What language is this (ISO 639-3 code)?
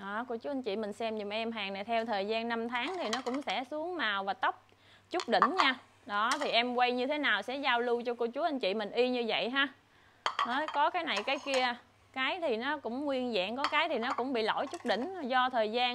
vie